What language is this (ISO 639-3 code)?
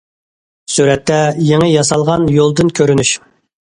uig